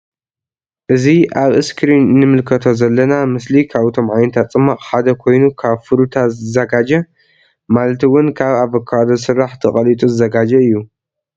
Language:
Tigrinya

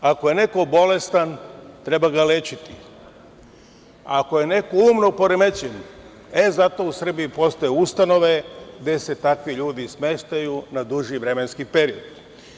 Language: Serbian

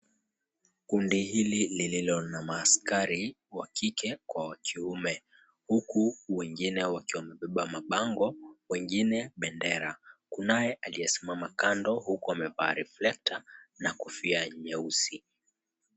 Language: Swahili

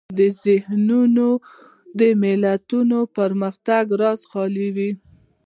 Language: Pashto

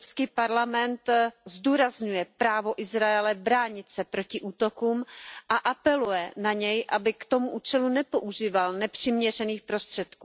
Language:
Czech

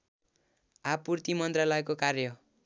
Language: Nepali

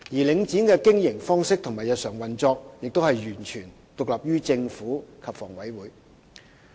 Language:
Cantonese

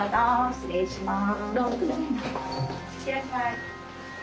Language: Japanese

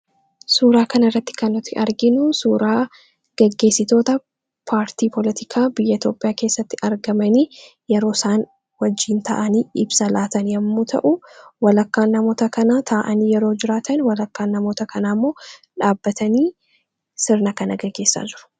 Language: Oromo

